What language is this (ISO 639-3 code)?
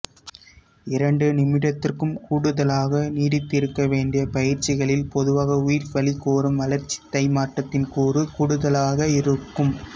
tam